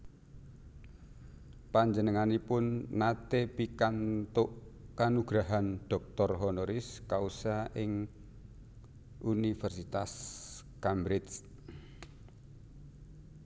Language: Javanese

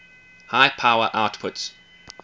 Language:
English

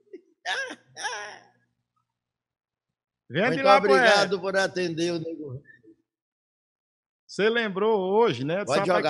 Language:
Portuguese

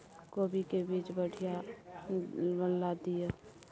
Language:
Maithili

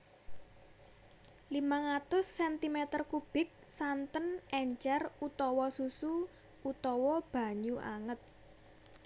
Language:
Javanese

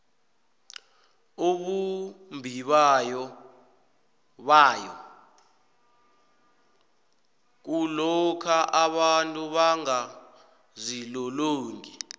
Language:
South Ndebele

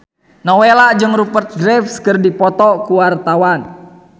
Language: Sundanese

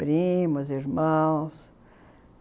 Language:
Portuguese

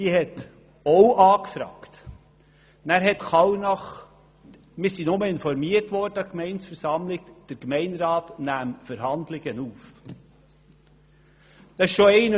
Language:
Swiss German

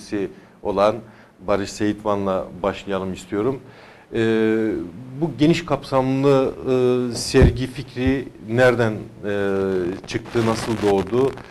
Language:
Turkish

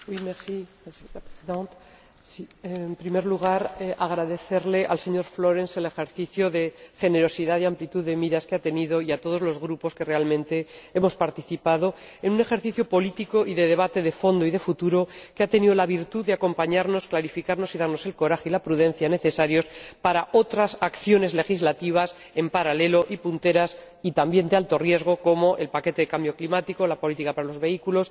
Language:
Spanish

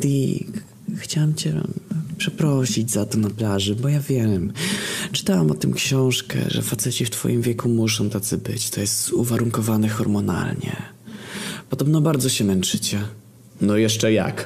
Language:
Polish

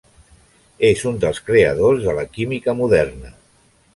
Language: Catalan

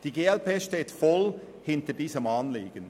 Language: Swiss German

